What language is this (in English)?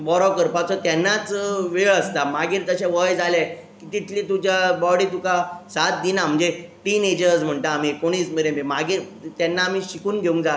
Konkani